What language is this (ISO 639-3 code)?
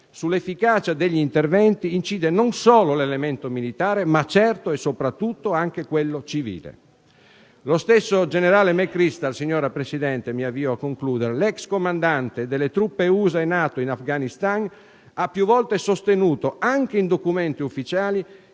ita